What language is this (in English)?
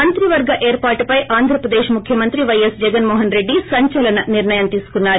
Telugu